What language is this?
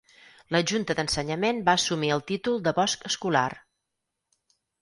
Catalan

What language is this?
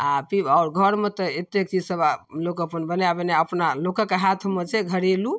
Maithili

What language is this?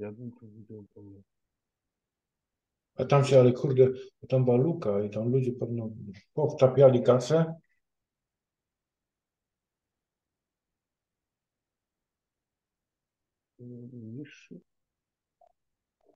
Polish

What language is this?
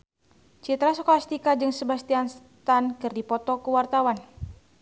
Sundanese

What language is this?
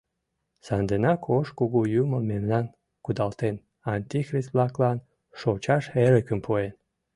Mari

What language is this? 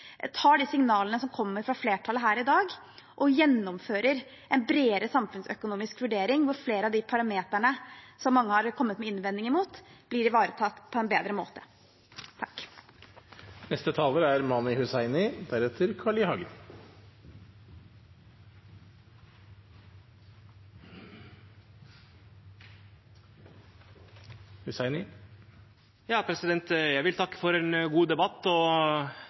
Norwegian Bokmål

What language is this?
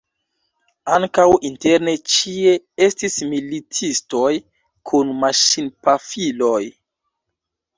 Esperanto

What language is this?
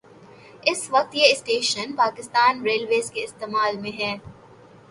Urdu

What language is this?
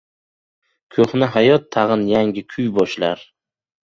Uzbek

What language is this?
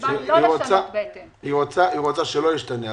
Hebrew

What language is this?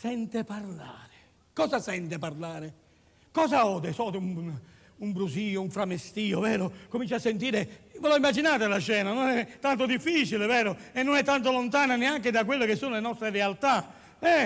Italian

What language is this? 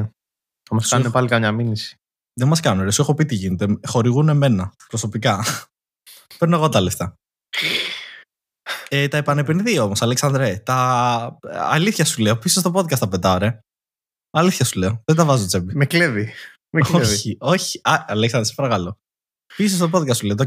Greek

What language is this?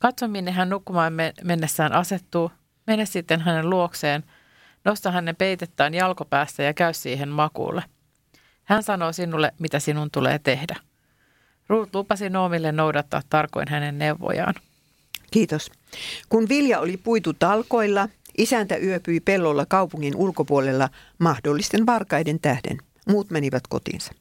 Finnish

